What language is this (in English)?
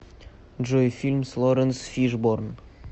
Russian